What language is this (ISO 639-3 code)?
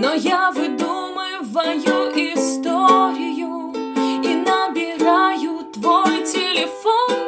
rus